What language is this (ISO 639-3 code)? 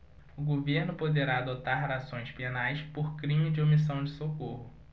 por